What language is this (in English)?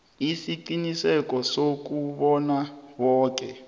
South Ndebele